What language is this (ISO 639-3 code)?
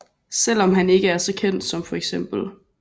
dan